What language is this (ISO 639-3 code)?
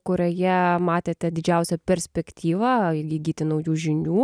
lit